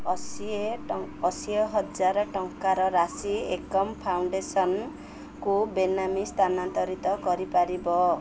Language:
Odia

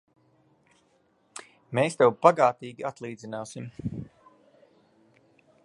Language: Latvian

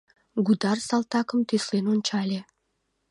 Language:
Mari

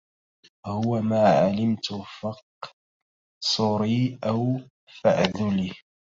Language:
Arabic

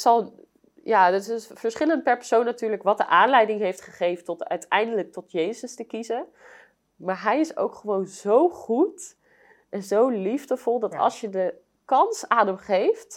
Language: Dutch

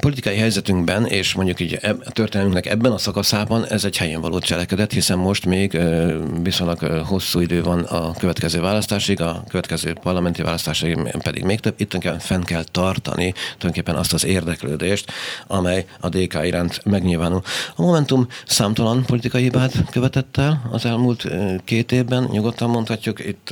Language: Hungarian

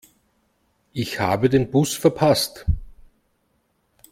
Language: German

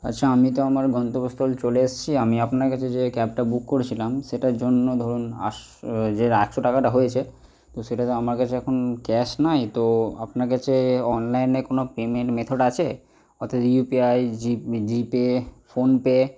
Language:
Bangla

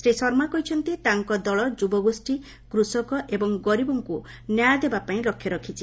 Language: Odia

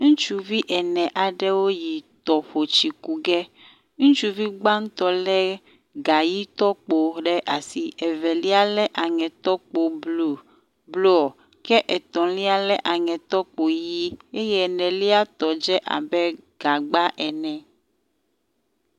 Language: Ewe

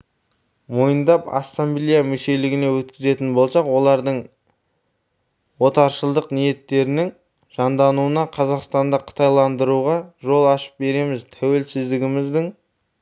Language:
Kazakh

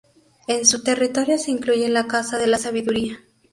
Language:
Spanish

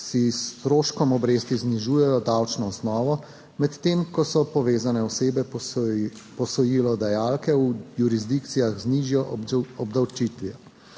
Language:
Slovenian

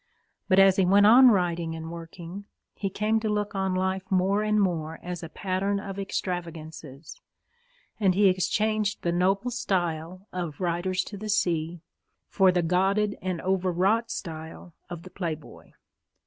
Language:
English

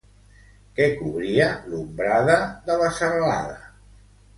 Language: Catalan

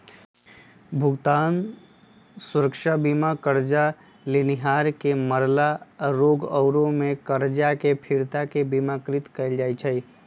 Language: Magahi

